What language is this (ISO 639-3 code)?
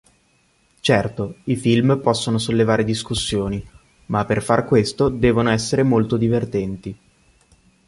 ita